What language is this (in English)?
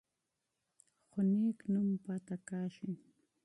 Pashto